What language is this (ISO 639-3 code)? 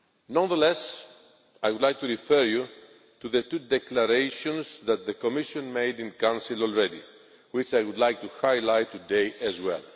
eng